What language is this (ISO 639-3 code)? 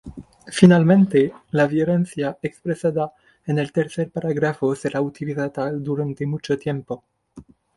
spa